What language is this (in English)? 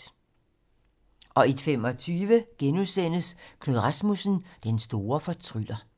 Danish